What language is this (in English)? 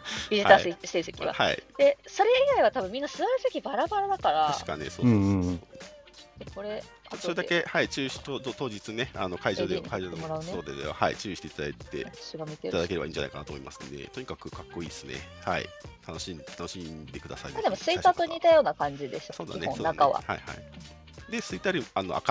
Japanese